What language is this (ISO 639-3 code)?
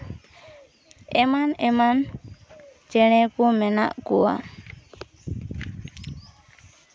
sat